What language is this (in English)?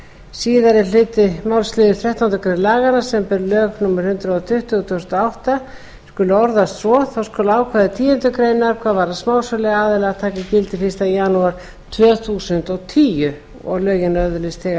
Icelandic